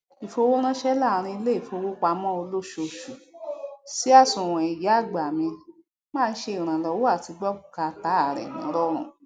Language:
Yoruba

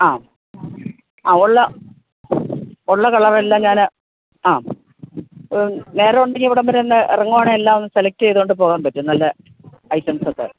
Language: Malayalam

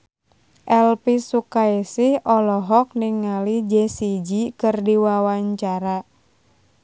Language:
Sundanese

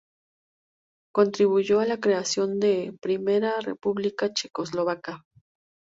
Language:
Spanish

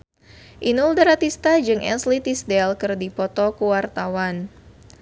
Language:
Sundanese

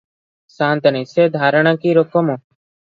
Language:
Odia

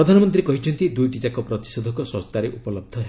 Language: Odia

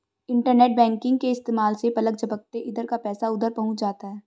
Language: Hindi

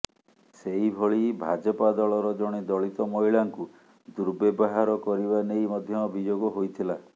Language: Odia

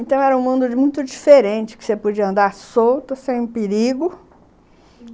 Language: Portuguese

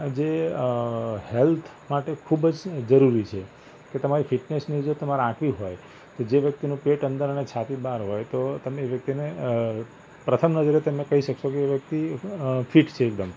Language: Gujarati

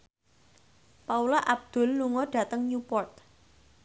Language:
Javanese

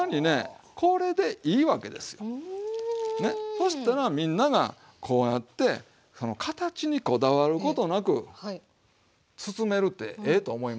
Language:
Japanese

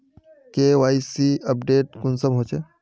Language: Magahi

